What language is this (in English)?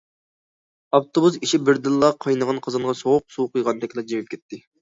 Uyghur